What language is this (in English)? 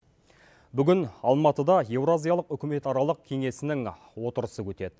Kazakh